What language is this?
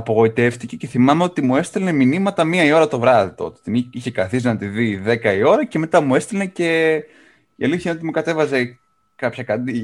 Greek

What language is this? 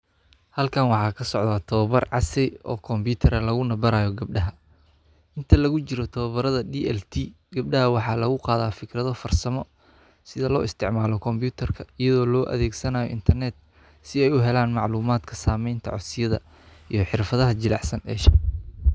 Somali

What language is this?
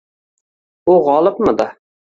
Uzbek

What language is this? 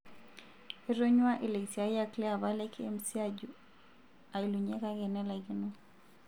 Masai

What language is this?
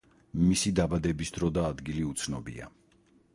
Georgian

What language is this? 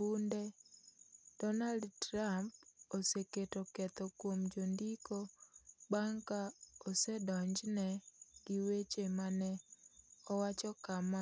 Luo (Kenya and Tanzania)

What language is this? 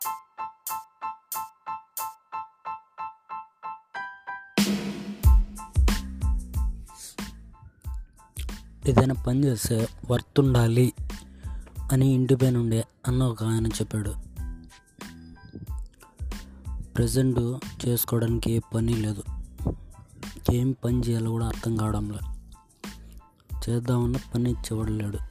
Telugu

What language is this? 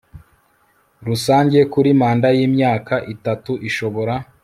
Kinyarwanda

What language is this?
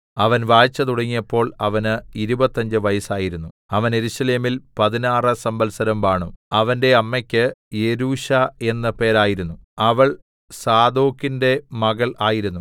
Malayalam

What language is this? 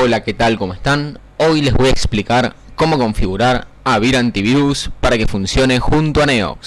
Spanish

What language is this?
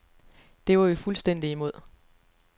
Danish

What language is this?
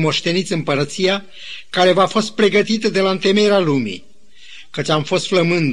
Romanian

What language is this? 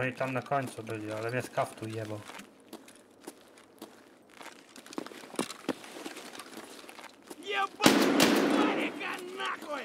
Polish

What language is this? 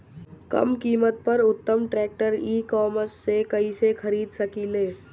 Bhojpuri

